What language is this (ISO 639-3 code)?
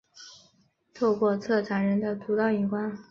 zho